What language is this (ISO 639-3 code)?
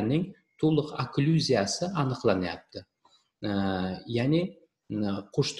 tur